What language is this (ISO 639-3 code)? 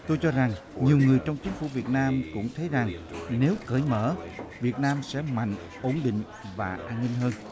vie